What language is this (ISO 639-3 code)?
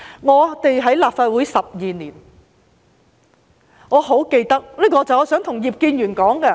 yue